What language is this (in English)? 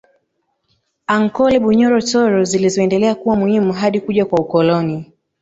Swahili